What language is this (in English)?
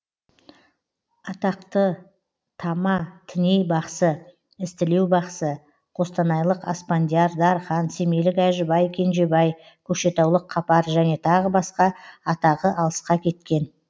Kazakh